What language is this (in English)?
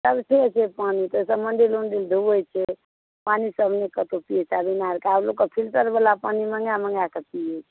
Maithili